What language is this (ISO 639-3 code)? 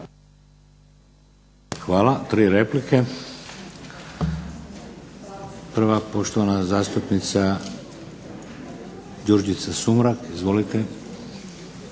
hrv